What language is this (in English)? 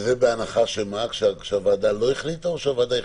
Hebrew